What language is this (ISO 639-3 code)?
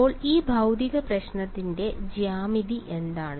mal